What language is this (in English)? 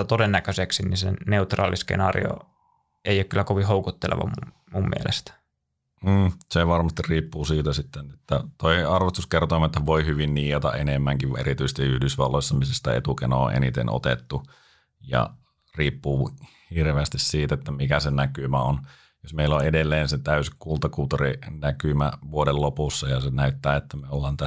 Finnish